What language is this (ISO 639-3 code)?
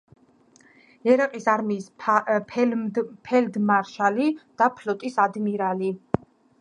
kat